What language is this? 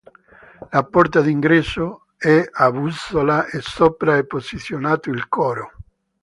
Italian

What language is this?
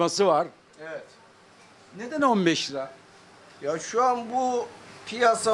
Turkish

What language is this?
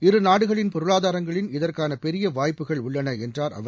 Tamil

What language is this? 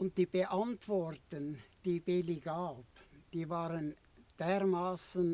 German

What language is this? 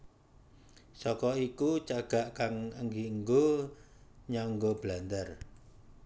Javanese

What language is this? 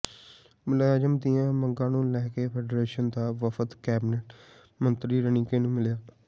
Punjabi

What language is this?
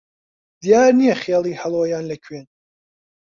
Central Kurdish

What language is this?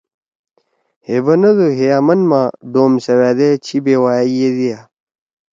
Torwali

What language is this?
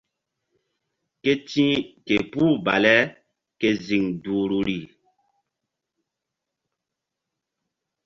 Mbum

